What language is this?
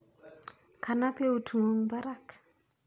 Kalenjin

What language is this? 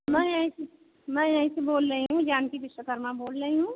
Hindi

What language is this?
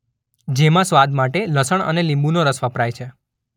Gujarati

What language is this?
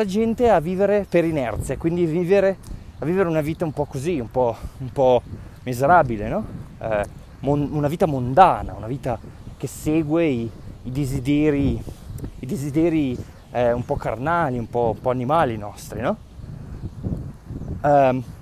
Italian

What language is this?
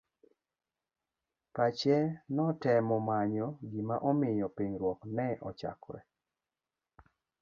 Luo (Kenya and Tanzania)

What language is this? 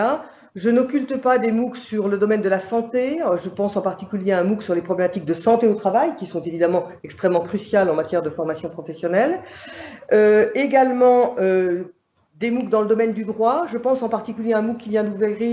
French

